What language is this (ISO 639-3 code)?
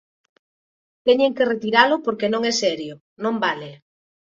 glg